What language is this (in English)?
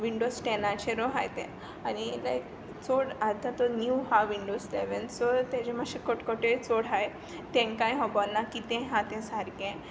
Konkani